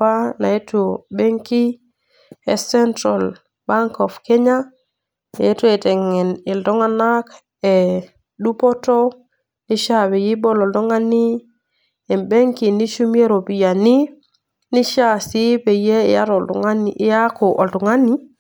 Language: Masai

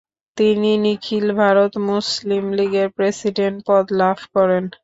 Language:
Bangla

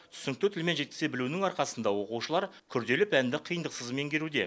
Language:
Kazakh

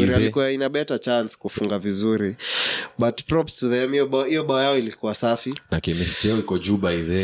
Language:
Swahili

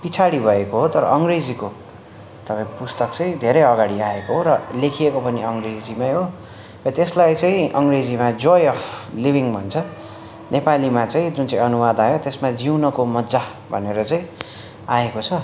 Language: Nepali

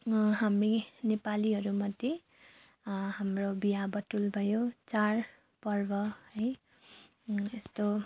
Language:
Nepali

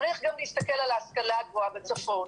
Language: Hebrew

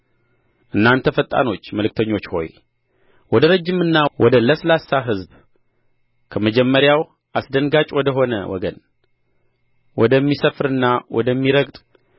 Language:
Amharic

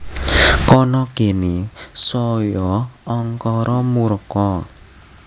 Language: Javanese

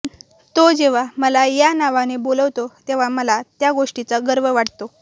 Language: Marathi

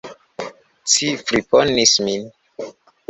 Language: Esperanto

